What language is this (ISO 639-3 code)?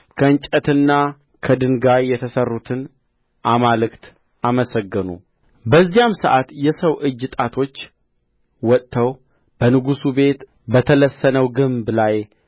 amh